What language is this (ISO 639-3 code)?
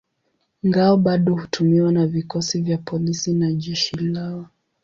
swa